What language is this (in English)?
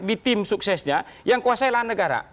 Indonesian